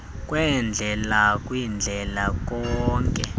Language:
Xhosa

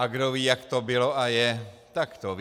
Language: Czech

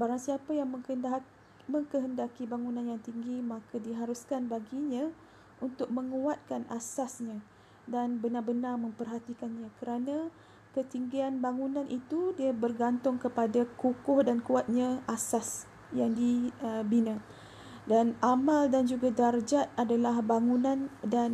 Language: Malay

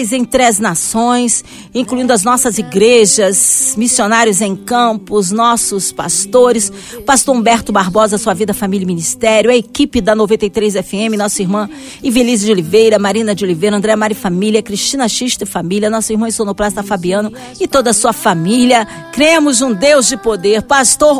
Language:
Portuguese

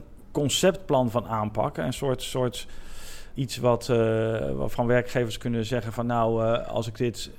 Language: Dutch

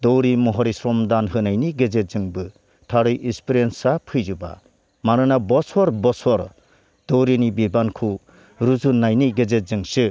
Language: Bodo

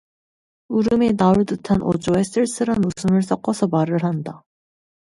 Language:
Korean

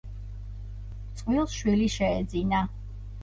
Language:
Georgian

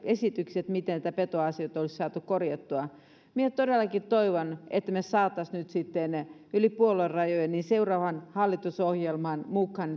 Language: Finnish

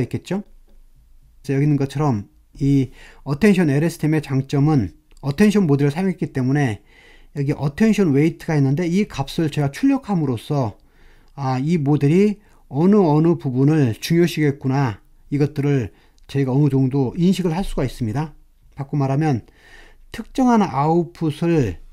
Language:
Korean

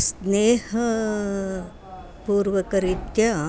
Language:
Sanskrit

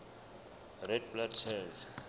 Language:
Southern Sotho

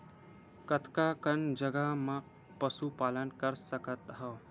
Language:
Chhattisgarhi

